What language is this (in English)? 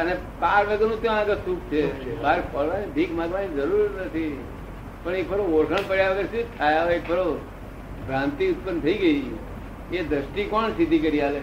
Gujarati